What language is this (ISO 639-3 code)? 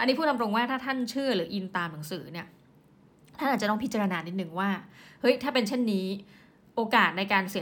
tha